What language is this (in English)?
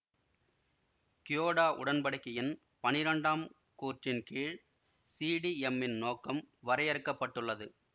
Tamil